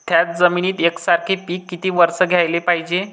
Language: Marathi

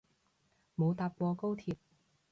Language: Cantonese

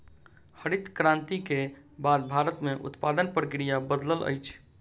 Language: Maithili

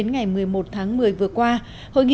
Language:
Vietnamese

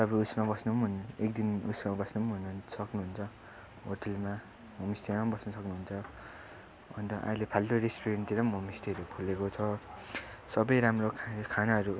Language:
Nepali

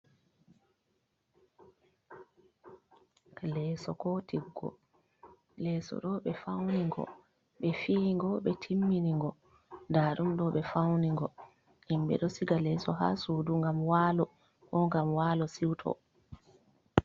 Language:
Fula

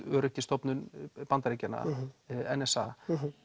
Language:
Icelandic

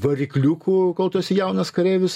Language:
Lithuanian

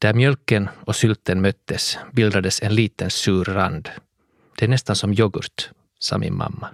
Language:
Swedish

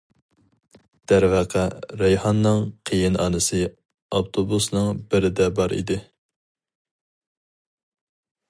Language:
Uyghur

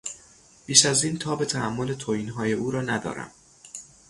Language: Persian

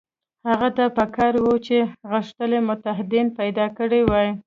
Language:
Pashto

